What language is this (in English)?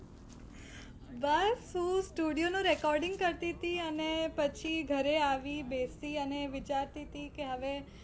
Gujarati